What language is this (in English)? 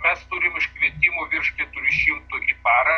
Lithuanian